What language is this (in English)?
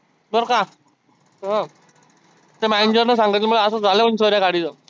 Marathi